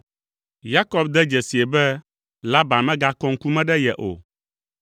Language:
Ewe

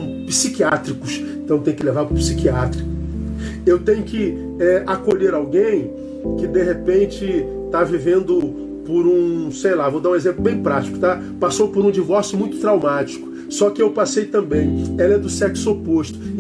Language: Portuguese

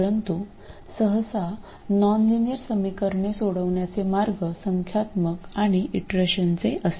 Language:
Marathi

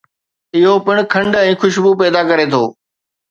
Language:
Sindhi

